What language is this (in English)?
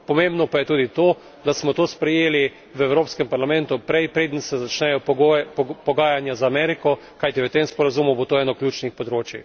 Slovenian